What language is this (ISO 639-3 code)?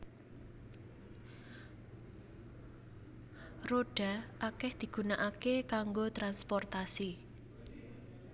jav